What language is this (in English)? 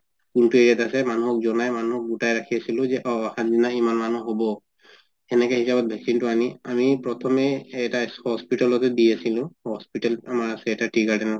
Assamese